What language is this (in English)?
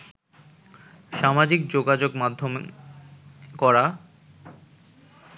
Bangla